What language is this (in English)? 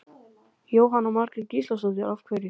Icelandic